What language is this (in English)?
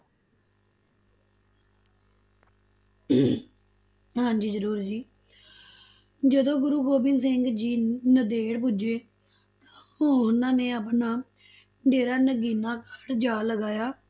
Punjabi